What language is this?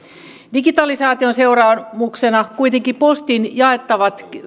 Finnish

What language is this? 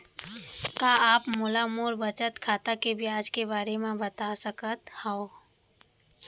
Chhattisgarhi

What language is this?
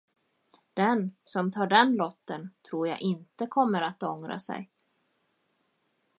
Swedish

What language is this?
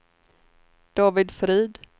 Swedish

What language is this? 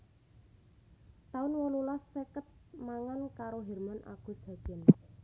Javanese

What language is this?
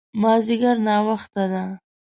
Pashto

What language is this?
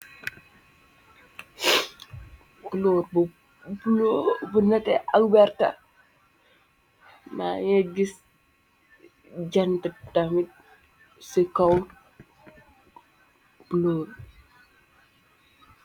Wolof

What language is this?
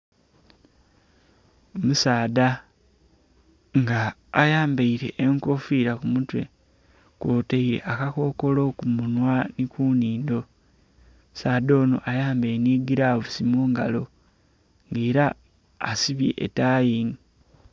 Soga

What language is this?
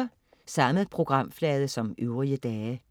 Danish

